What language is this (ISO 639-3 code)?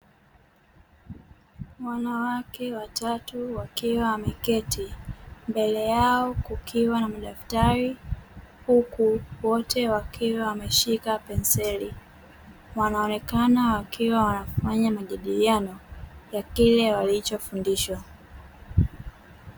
swa